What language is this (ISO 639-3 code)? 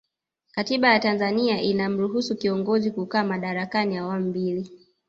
swa